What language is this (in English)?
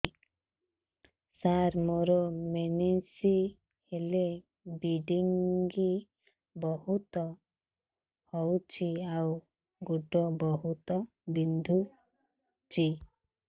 Odia